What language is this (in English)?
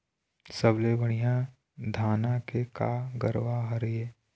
Chhattisgarhi